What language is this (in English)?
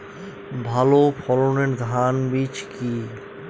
Bangla